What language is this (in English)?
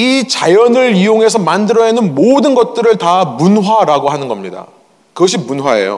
Korean